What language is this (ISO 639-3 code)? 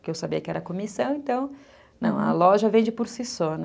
por